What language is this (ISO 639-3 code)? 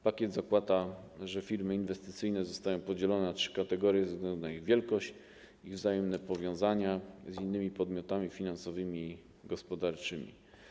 pol